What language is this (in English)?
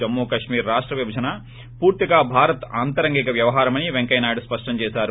Telugu